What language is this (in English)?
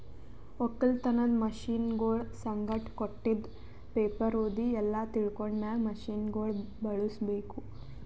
Kannada